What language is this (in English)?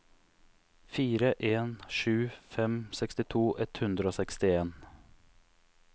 Norwegian